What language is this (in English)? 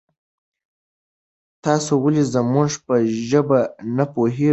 Pashto